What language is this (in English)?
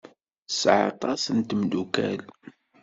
Kabyle